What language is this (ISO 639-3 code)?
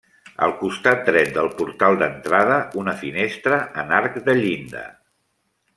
cat